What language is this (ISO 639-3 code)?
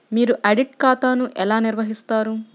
tel